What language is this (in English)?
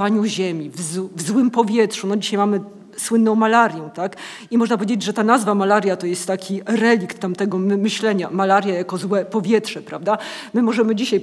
Polish